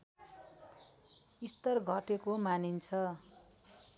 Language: Nepali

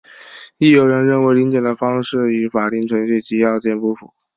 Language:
Chinese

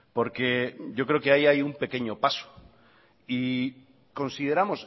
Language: Spanish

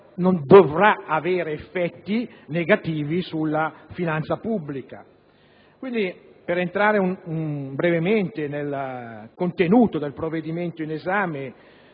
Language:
Italian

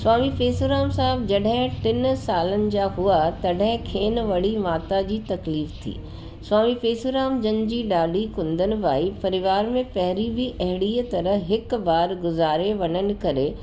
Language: Sindhi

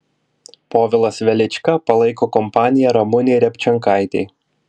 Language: Lithuanian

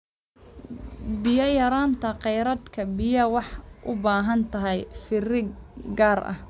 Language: Somali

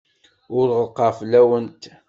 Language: Kabyle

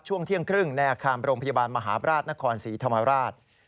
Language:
Thai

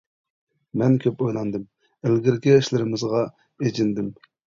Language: Uyghur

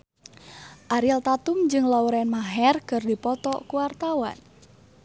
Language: Sundanese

